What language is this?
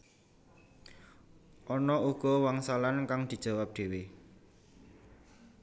Javanese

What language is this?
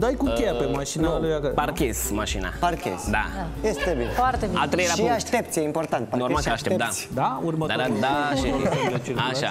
Romanian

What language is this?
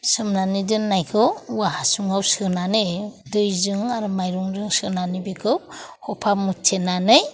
Bodo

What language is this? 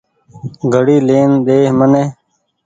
Goaria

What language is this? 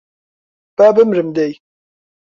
Central Kurdish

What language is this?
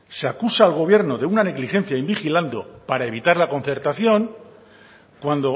Spanish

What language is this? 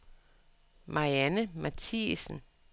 Danish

